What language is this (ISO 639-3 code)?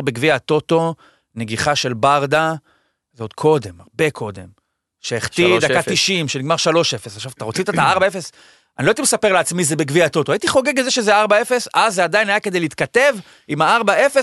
heb